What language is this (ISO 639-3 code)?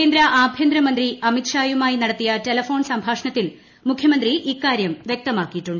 mal